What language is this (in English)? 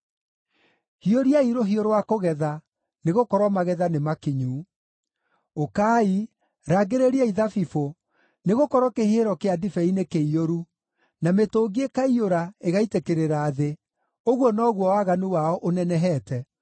Kikuyu